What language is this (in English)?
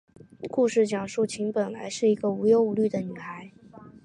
Chinese